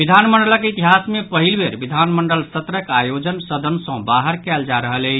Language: Maithili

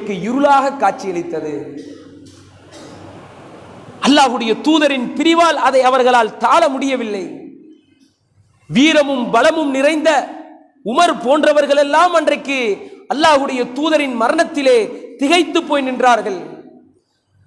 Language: Arabic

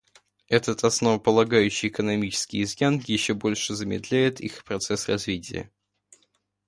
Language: Russian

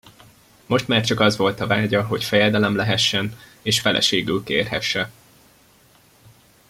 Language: Hungarian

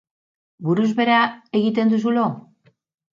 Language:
Basque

